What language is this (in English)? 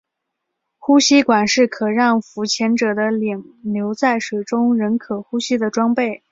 Chinese